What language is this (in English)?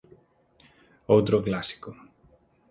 Galician